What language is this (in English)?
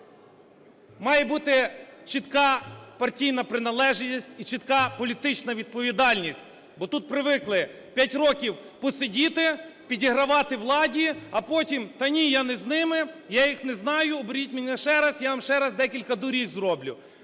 Ukrainian